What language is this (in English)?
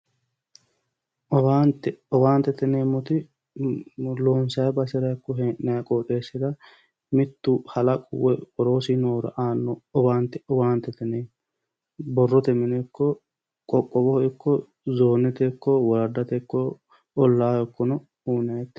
Sidamo